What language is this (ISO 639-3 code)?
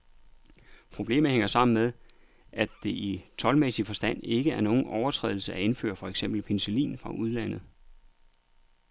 dan